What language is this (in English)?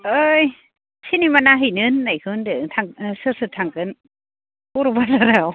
Bodo